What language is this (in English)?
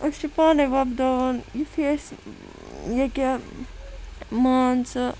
Kashmiri